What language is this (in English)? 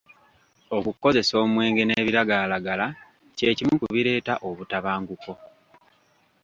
Ganda